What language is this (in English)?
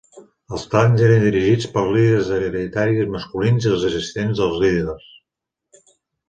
Catalan